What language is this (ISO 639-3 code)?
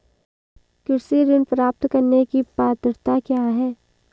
hin